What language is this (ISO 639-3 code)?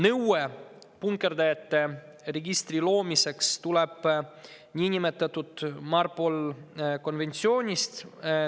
est